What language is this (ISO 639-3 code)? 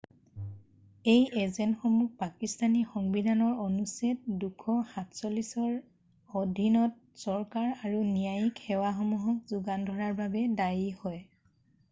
asm